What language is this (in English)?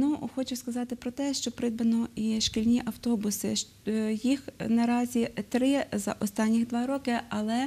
Ukrainian